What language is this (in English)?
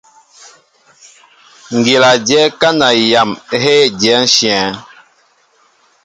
Mbo (Cameroon)